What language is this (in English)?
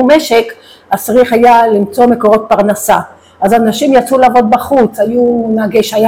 Hebrew